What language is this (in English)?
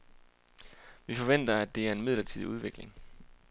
Danish